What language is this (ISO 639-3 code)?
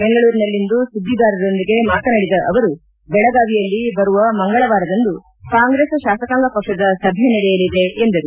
kan